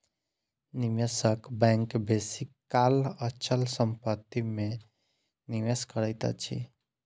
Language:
Maithili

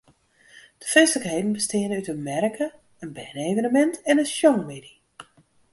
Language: Western Frisian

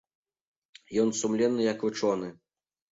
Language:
Belarusian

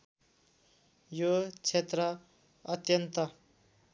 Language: Nepali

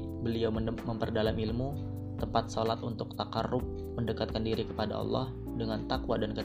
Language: Indonesian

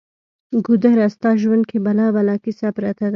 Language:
Pashto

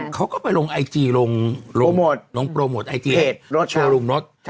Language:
Thai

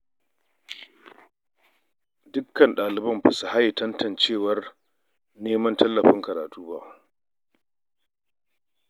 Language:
Hausa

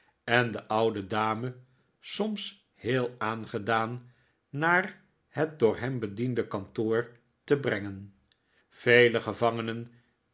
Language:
Dutch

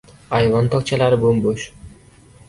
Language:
Uzbek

